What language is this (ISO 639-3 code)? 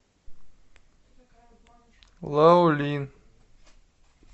rus